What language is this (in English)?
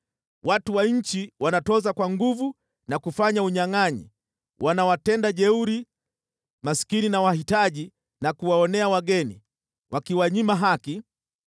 Swahili